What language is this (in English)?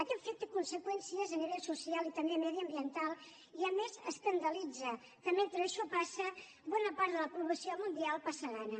Catalan